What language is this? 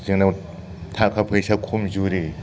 Bodo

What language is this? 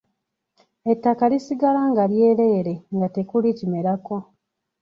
Ganda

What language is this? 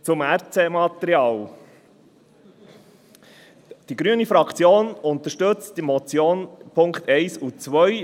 Swiss German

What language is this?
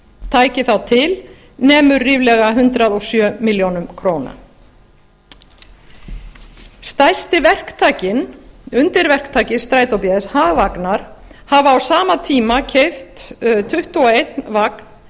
Icelandic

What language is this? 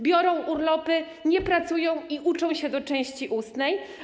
Polish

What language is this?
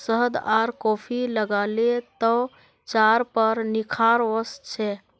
Magahi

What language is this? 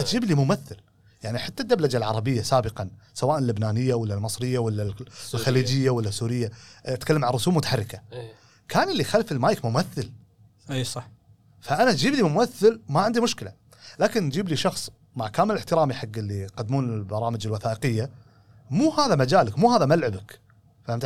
Arabic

